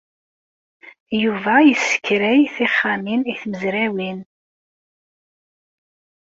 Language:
Kabyle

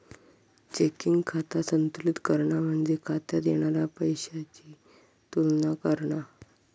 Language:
Marathi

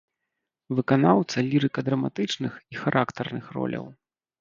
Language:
Belarusian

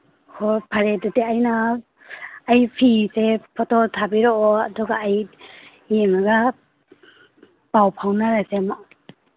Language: Manipuri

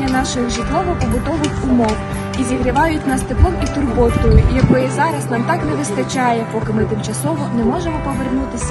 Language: Ukrainian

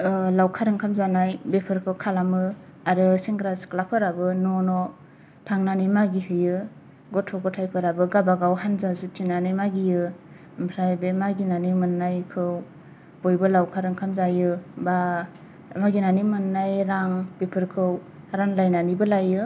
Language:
Bodo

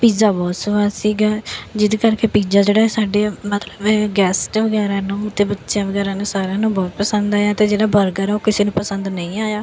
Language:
Punjabi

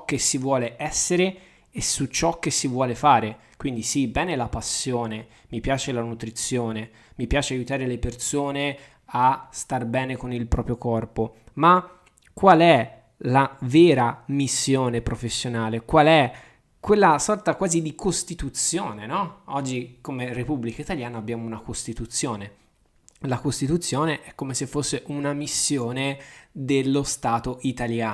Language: Italian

